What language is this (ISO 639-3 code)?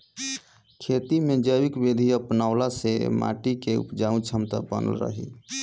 bho